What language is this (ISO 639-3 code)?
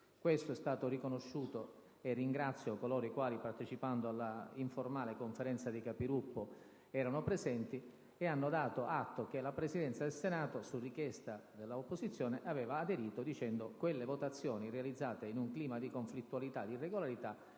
ita